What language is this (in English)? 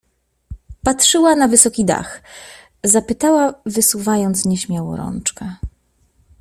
Polish